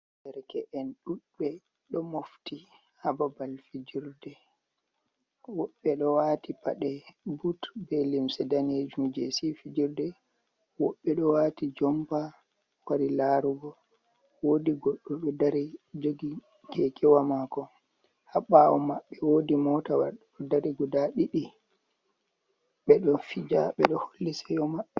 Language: Fula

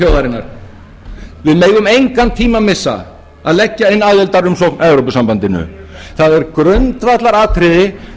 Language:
Icelandic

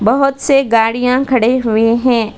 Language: Hindi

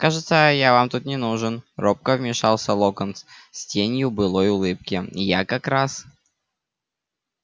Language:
Russian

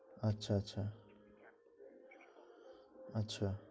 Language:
Bangla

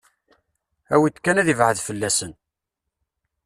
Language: Kabyle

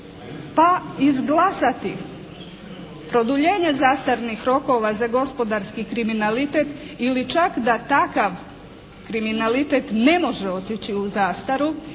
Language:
Croatian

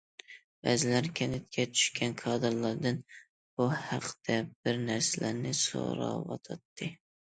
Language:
Uyghur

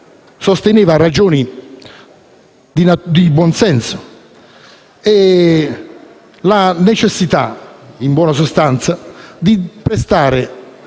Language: Italian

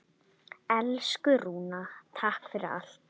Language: Icelandic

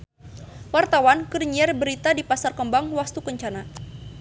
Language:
Sundanese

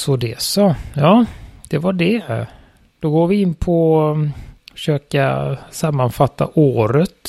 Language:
Swedish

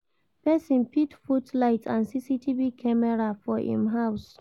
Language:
Nigerian Pidgin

